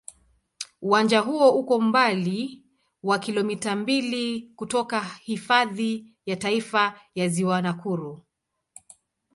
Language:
Swahili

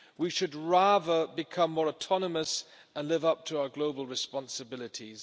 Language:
English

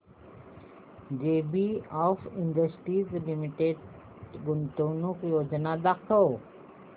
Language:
Marathi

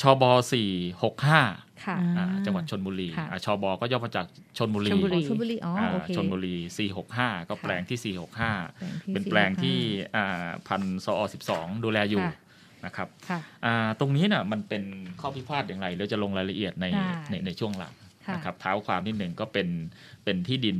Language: Thai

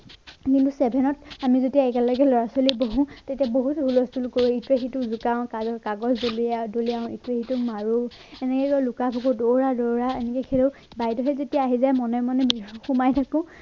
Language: Assamese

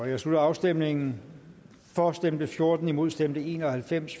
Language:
Danish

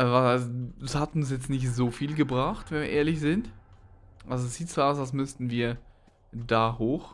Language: German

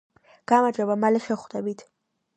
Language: Georgian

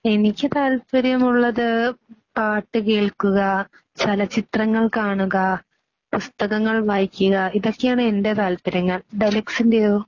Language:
Malayalam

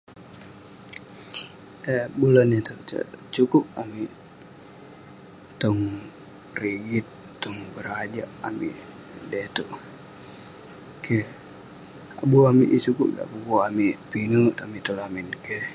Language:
Western Penan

